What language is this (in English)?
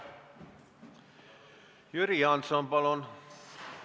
Estonian